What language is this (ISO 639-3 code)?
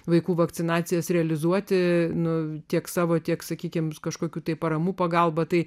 lit